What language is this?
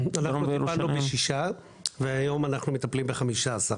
Hebrew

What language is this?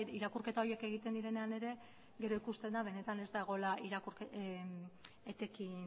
Basque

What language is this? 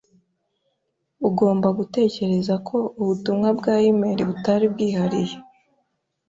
Kinyarwanda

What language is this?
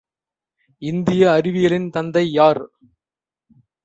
Tamil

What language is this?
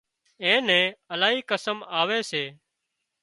Wadiyara Koli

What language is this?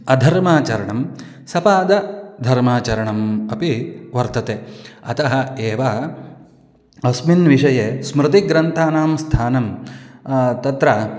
Sanskrit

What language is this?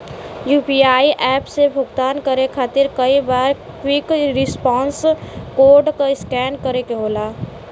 Bhojpuri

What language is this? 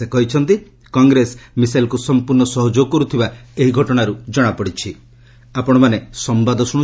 Odia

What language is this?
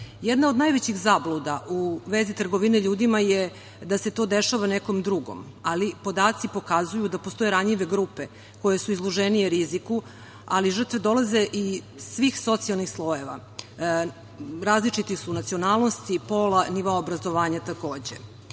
Serbian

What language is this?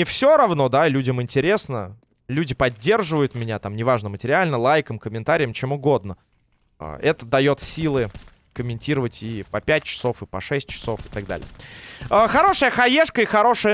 Russian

